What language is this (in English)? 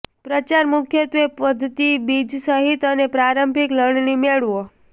Gujarati